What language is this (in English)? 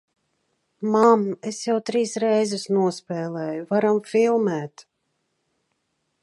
Latvian